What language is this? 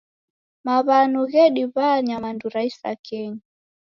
Taita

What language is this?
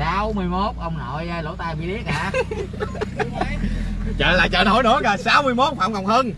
Vietnamese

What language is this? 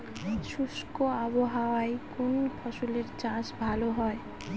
Bangla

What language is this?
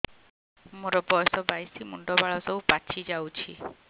Odia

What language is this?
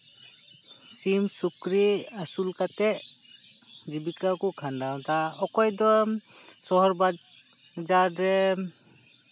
Santali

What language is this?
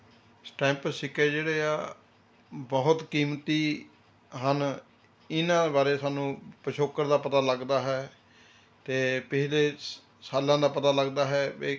Punjabi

